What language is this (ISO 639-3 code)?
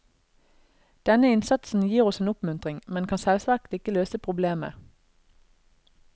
nor